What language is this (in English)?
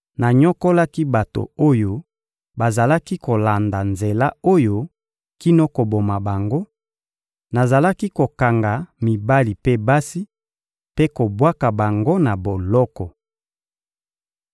Lingala